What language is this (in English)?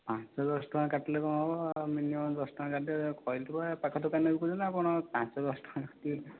Odia